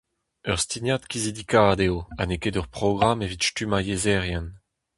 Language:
Breton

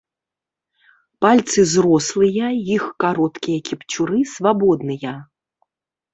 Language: Belarusian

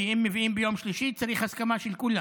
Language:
Hebrew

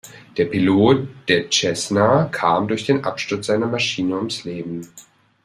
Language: German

